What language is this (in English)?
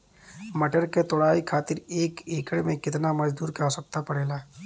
Bhojpuri